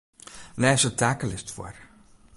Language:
Western Frisian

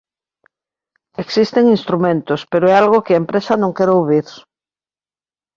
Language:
Galician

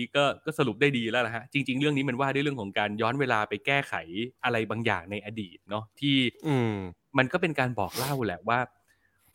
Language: Thai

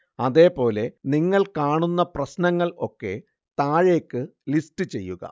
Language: Malayalam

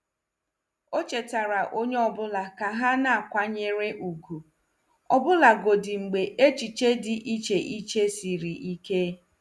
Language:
Igbo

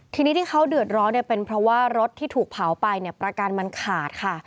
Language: Thai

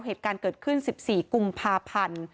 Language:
Thai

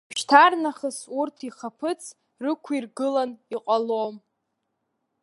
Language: Abkhazian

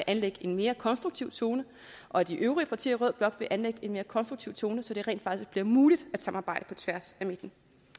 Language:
Danish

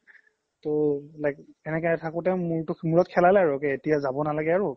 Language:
Assamese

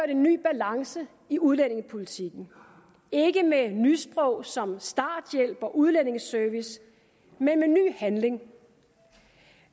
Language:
Danish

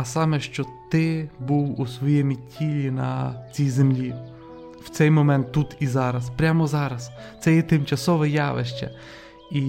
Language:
Ukrainian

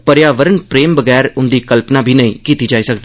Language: Dogri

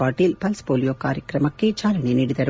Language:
Kannada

